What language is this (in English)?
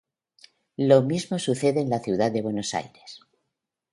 Spanish